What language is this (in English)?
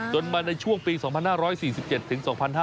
Thai